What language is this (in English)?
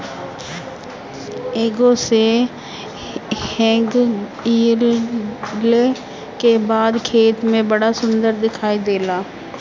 Bhojpuri